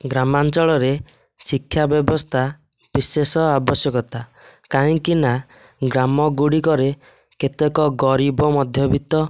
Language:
Odia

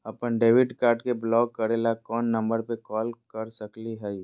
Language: Magahi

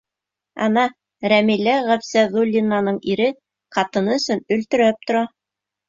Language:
Bashkir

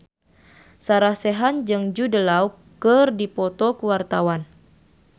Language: Sundanese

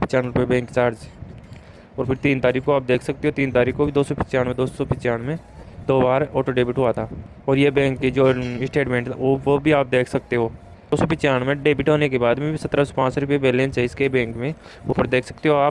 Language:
Hindi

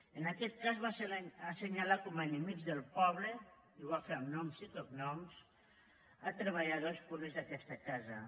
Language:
Catalan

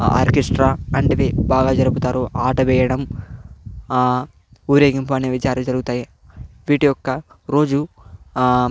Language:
Telugu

